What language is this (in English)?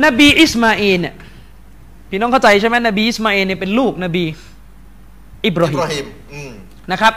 Thai